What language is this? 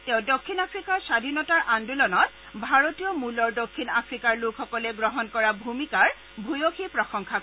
Assamese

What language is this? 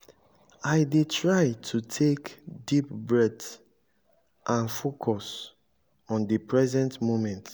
Nigerian Pidgin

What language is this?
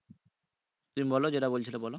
Bangla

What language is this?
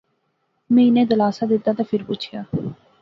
Pahari-Potwari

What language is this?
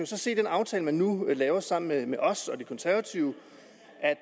Danish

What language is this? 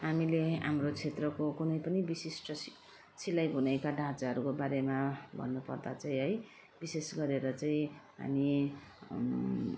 Nepali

